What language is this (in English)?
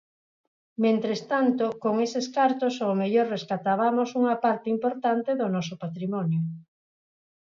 Galician